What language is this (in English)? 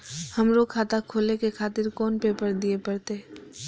Maithili